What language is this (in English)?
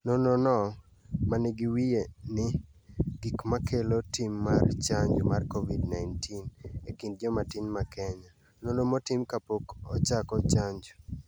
Luo (Kenya and Tanzania)